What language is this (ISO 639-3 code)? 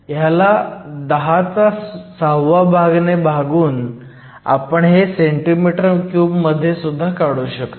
mar